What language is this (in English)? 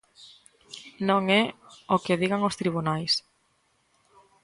Galician